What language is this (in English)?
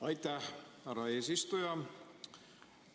Estonian